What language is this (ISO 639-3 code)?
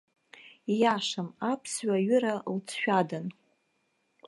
abk